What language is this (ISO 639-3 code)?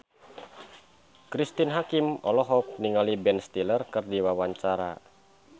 sun